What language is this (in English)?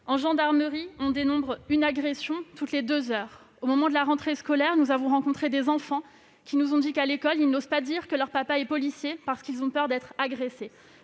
French